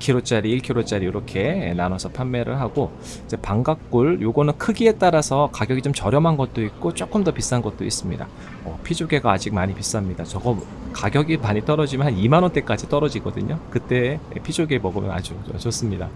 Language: Korean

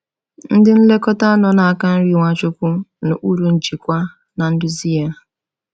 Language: Igbo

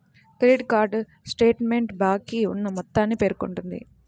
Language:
Telugu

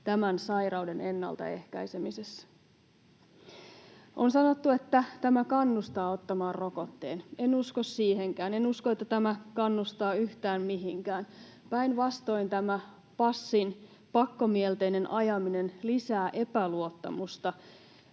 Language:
Finnish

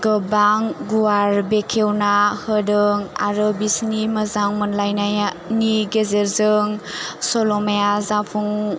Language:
Bodo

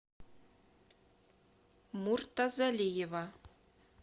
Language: Russian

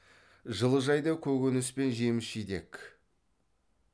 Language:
Kazakh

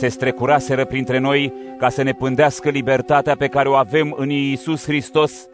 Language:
Romanian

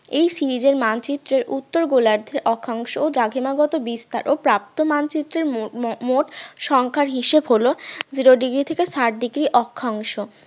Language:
Bangla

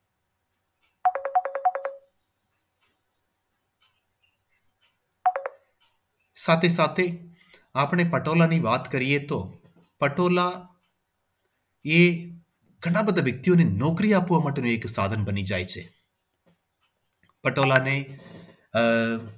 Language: Gujarati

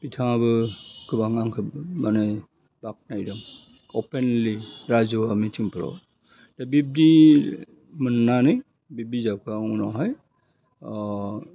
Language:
Bodo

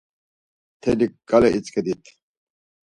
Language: Laz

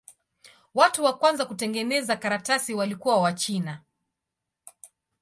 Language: Swahili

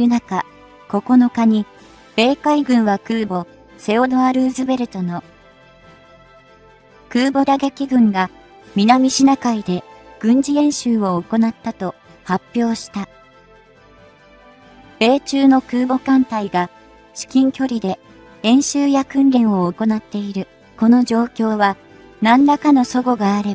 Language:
Japanese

